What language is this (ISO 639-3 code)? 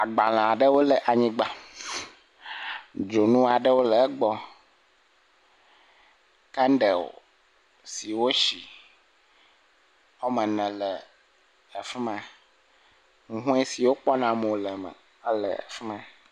ewe